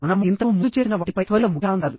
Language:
Telugu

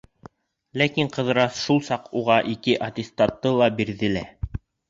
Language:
Bashkir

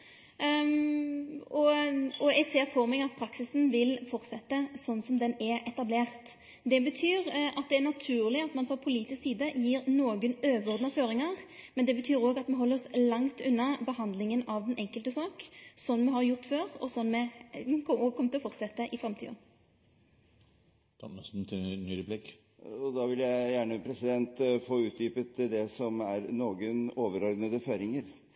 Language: Norwegian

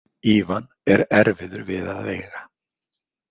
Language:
Icelandic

